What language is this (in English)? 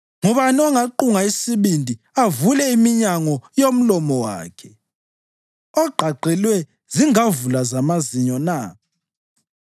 North Ndebele